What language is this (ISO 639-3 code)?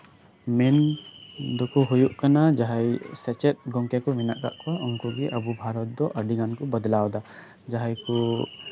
sat